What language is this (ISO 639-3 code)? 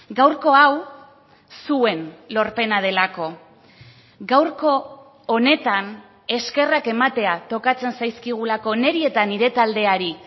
eus